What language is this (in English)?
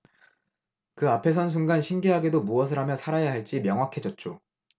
Korean